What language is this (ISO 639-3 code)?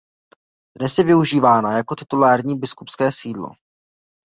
ces